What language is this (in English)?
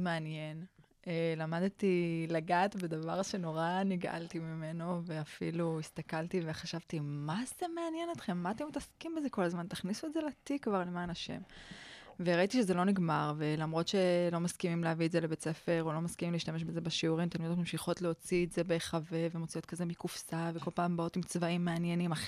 Hebrew